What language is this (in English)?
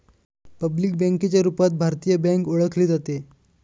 Marathi